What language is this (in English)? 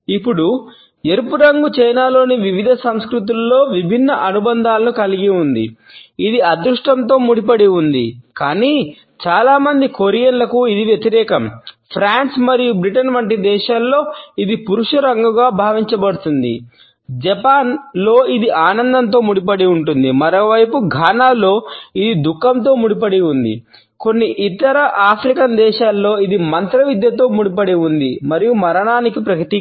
Telugu